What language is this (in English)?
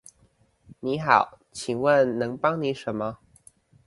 Chinese